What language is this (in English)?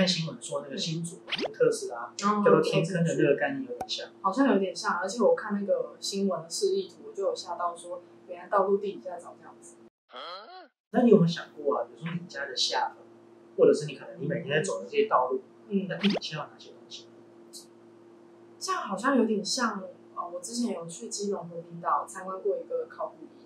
Chinese